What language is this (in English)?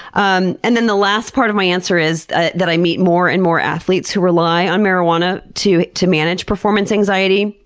English